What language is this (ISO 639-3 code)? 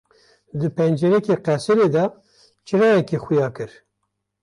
kur